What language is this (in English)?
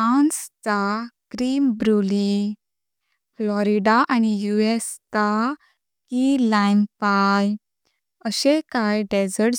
Konkani